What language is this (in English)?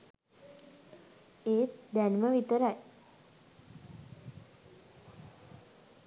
Sinhala